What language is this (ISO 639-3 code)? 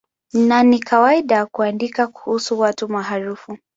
swa